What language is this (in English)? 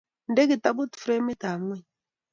Kalenjin